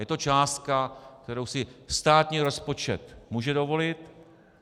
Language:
Czech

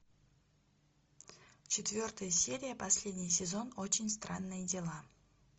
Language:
Russian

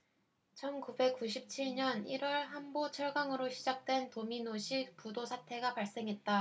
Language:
Korean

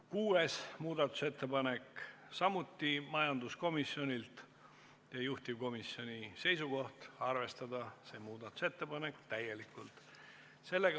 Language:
Estonian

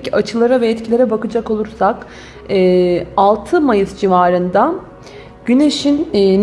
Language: Turkish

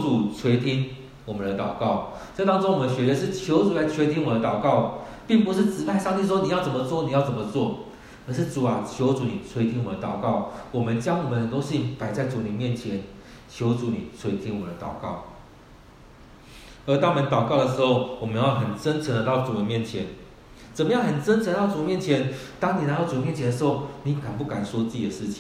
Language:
Chinese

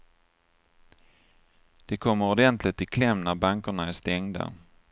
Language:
Swedish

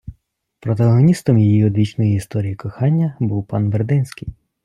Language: Ukrainian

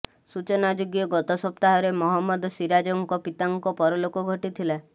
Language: Odia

